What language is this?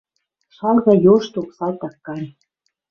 Western Mari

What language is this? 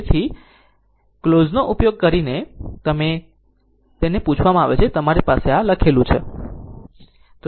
Gujarati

